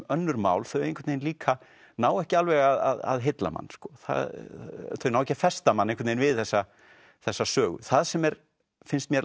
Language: Icelandic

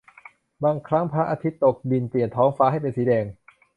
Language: Thai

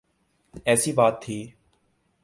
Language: Urdu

